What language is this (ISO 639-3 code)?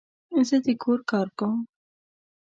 pus